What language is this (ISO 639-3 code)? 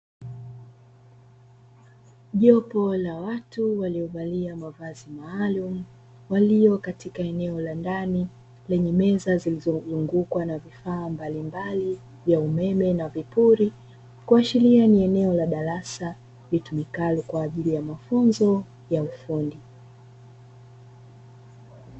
swa